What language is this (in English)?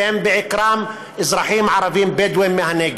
Hebrew